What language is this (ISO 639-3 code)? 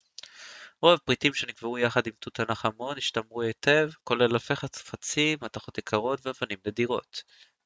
heb